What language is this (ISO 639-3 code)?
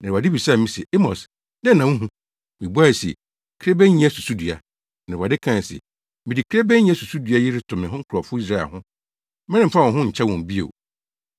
aka